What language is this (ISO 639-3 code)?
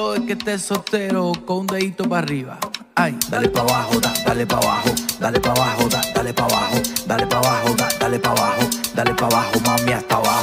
ron